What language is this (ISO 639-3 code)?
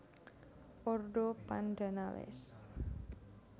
jav